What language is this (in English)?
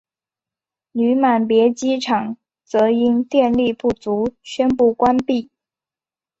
Chinese